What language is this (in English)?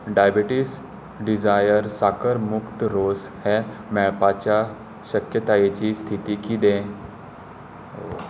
Konkani